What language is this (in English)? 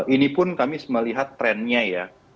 Indonesian